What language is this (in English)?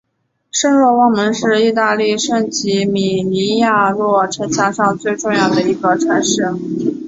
Chinese